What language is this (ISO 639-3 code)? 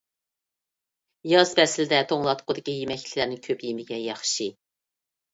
uig